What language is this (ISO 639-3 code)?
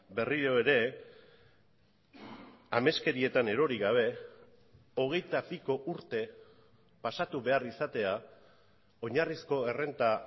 eus